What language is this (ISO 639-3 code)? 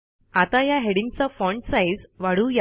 mar